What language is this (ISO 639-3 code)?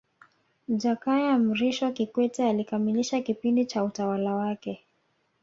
swa